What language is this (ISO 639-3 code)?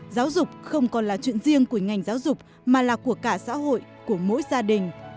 vie